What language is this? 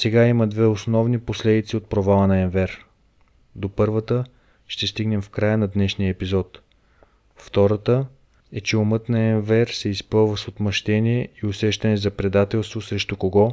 Bulgarian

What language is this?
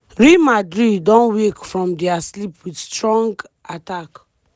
Nigerian Pidgin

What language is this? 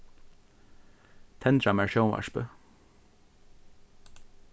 Faroese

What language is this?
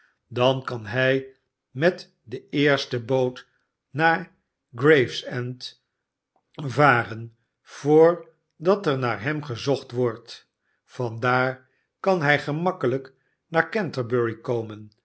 Dutch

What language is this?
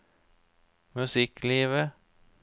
Norwegian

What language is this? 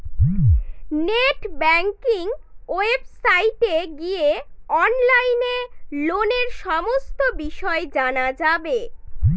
Bangla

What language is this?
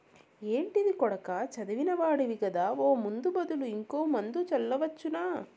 Telugu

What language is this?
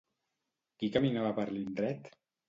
Catalan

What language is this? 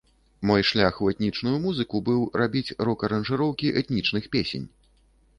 Belarusian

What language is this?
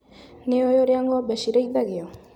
Kikuyu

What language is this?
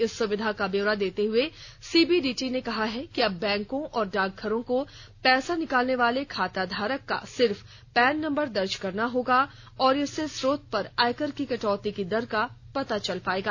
Hindi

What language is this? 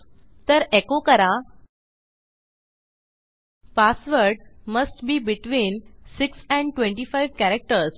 Marathi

